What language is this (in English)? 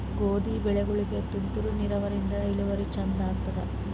Kannada